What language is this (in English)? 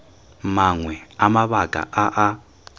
Tswana